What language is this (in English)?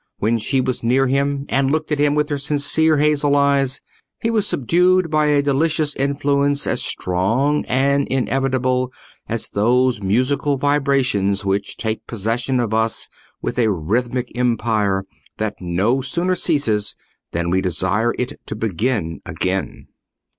English